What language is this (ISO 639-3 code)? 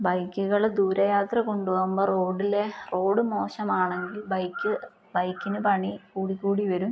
mal